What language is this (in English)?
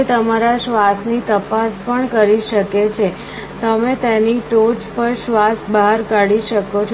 Gujarati